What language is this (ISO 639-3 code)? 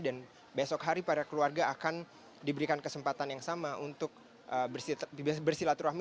ind